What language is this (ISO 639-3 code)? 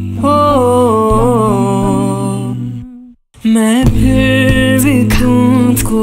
tur